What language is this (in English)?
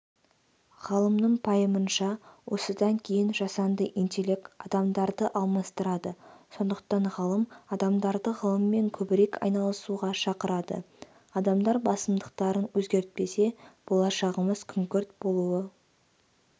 Kazakh